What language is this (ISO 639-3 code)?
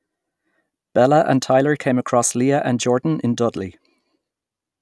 eng